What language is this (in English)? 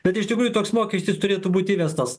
Lithuanian